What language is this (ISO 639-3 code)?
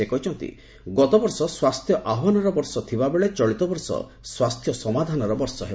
ori